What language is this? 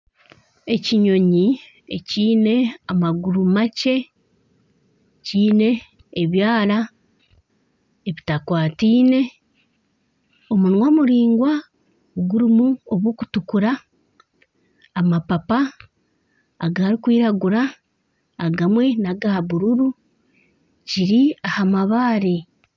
Nyankole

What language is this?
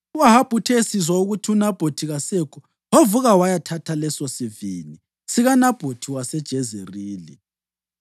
North Ndebele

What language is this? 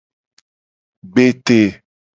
Gen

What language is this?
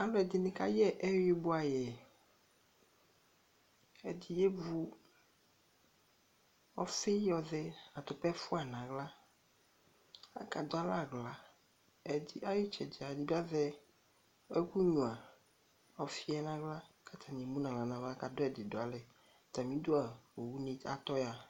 Ikposo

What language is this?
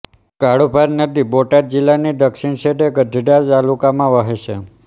Gujarati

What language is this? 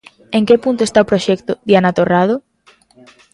Galician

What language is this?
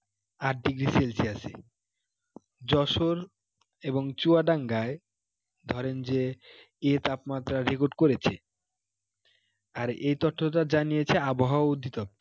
Bangla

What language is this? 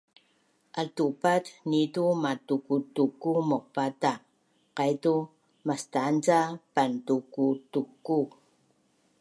Bunun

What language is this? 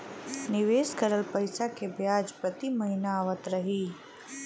Bhojpuri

